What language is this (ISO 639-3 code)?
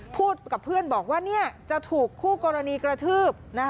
tha